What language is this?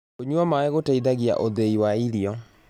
Kikuyu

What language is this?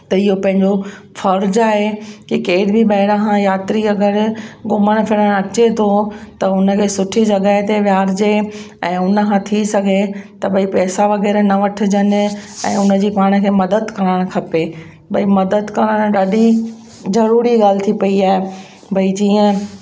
Sindhi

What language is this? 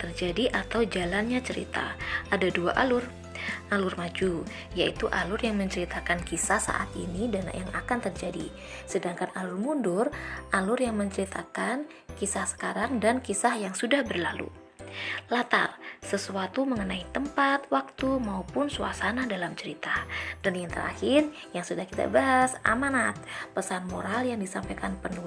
Indonesian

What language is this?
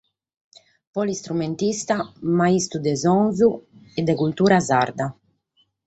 Sardinian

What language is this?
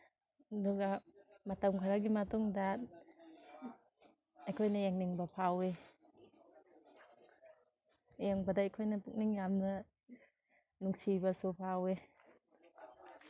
Manipuri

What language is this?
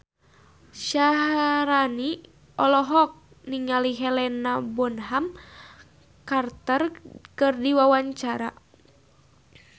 Sundanese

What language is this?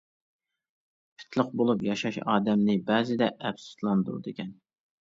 Uyghur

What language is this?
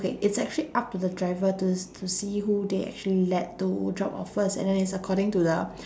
English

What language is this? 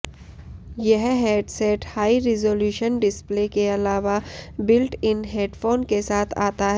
Hindi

